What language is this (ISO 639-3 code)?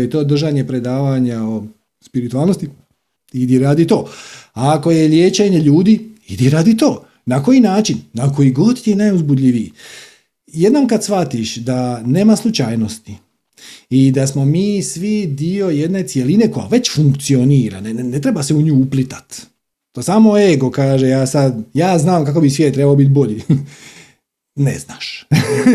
hrv